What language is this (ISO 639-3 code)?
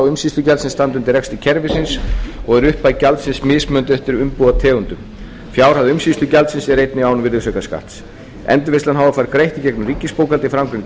isl